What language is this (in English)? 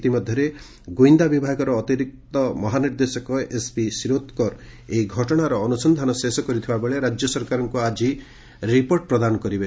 Odia